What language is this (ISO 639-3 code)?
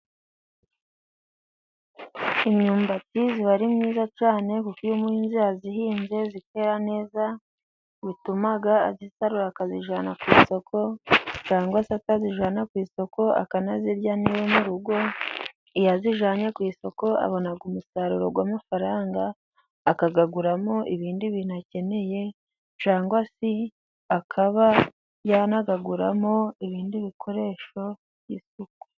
kin